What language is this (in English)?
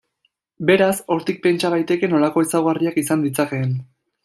Basque